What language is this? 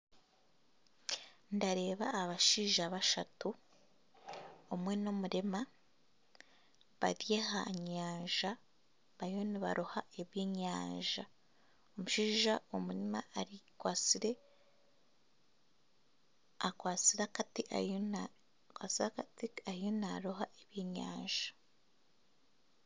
Nyankole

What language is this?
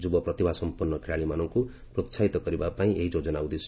Odia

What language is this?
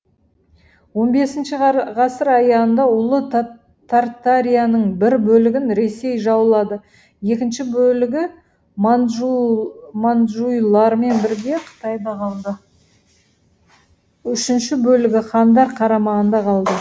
Kazakh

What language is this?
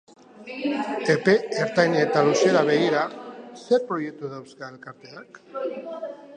Basque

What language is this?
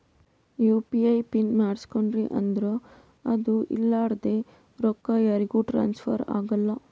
Kannada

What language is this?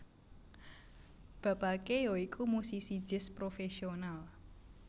Javanese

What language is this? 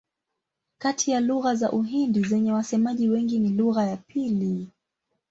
Swahili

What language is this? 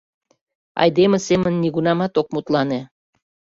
Mari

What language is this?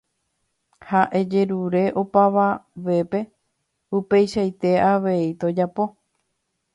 Guarani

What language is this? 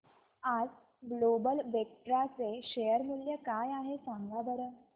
Marathi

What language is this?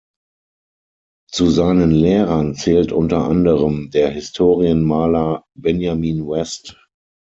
German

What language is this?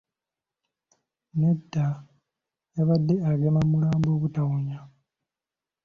Ganda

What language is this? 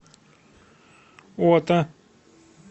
Russian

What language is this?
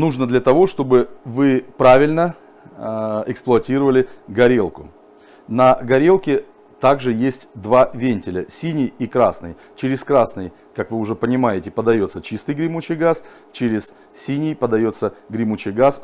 Russian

